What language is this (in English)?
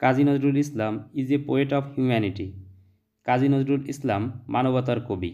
Hindi